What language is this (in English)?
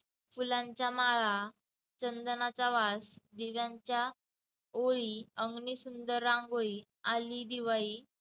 Marathi